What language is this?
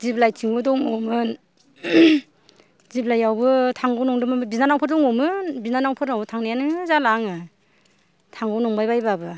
Bodo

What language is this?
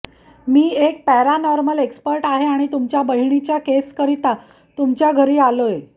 Marathi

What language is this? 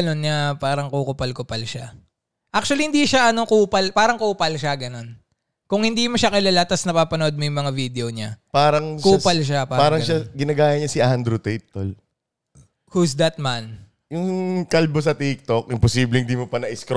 Filipino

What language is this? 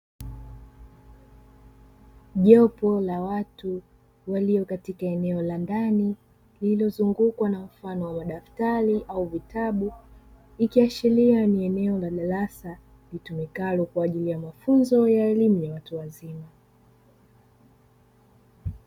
Swahili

